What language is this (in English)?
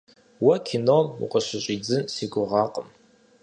Kabardian